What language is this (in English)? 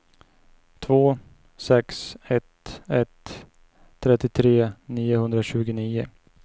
Swedish